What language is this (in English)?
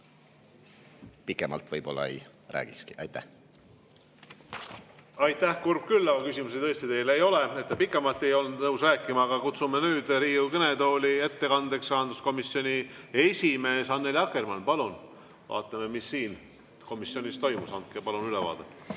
Estonian